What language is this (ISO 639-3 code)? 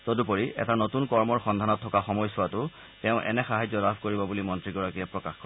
asm